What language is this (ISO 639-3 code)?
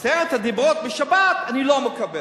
heb